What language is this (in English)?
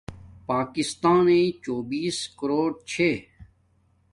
Domaaki